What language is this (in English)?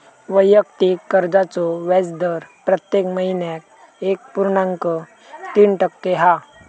Marathi